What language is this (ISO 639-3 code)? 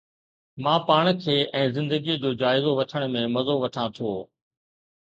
snd